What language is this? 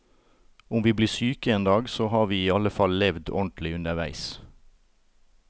Norwegian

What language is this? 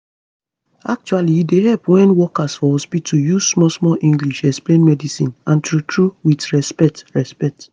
Nigerian Pidgin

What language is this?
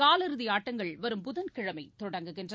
Tamil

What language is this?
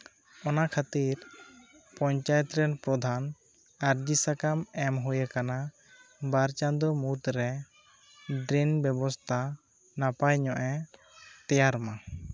Santali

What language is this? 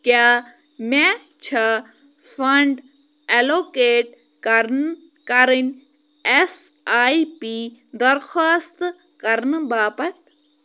Kashmiri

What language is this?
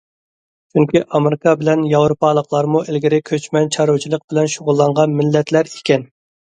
Uyghur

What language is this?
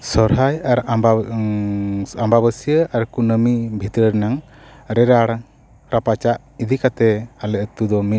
Santali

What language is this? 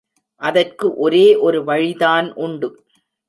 Tamil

